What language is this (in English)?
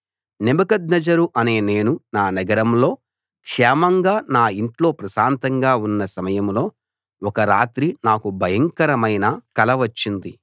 Telugu